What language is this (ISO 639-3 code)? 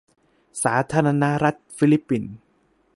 tha